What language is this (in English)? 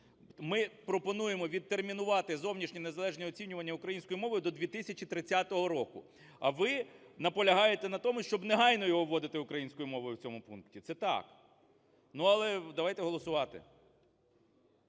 Ukrainian